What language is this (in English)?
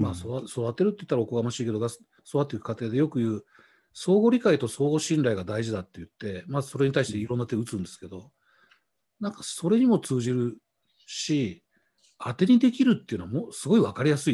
Japanese